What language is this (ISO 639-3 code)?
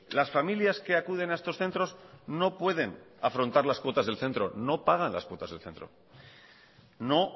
spa